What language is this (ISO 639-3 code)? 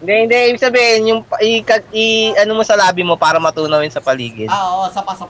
fil